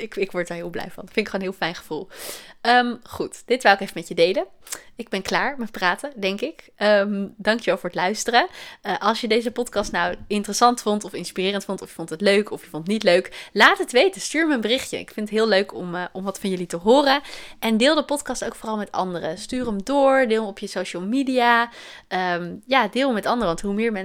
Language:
Dutch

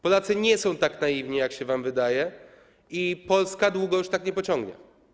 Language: Polish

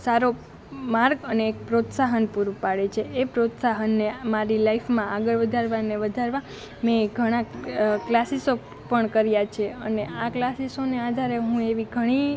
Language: Gujarati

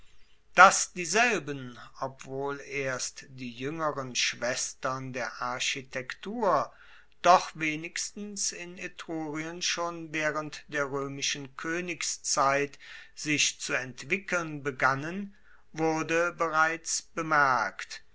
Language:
German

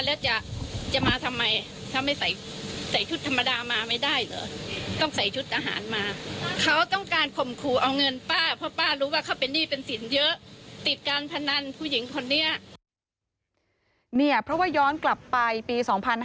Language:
Thai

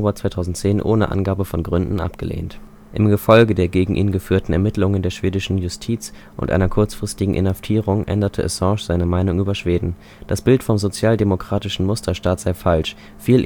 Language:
German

